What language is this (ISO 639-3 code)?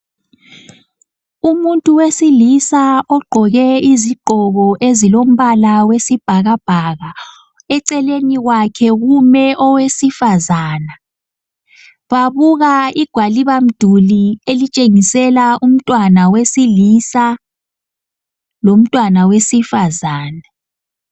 nde